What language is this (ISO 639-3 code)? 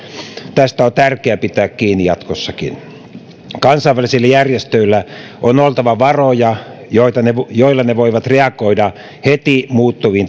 fin